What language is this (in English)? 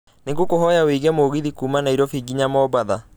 Kikuyu